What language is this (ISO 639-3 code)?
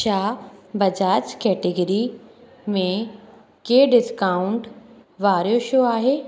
snd